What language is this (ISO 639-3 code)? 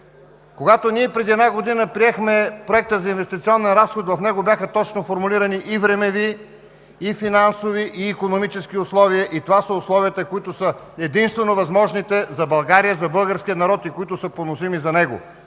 bul